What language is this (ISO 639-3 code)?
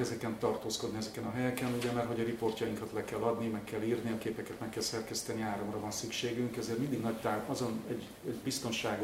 hun